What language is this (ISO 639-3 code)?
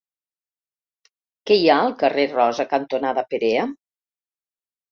cat